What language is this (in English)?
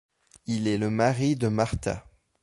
French